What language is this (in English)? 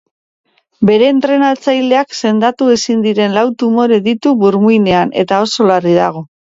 Basque